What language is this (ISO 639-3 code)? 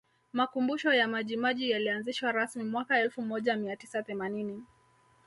swa